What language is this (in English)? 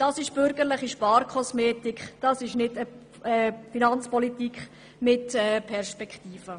Swiss German